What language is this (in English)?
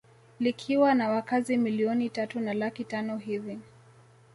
Swahili